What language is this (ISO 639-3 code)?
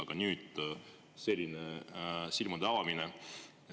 est